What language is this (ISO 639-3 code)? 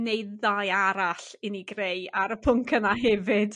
cym